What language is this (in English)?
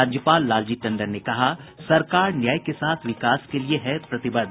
Hindi